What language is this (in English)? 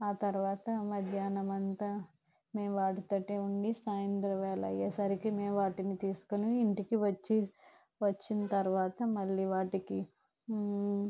Telugu